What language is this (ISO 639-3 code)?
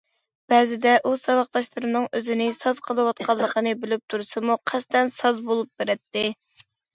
uig